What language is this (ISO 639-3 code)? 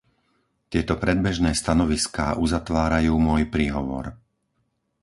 slk